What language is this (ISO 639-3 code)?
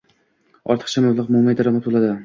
uzb